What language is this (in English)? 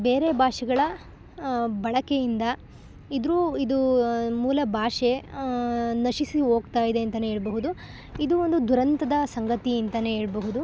Kannada